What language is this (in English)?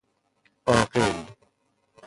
Persian